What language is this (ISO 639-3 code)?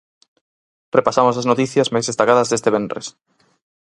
glg